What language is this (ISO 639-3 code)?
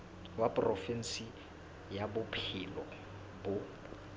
sot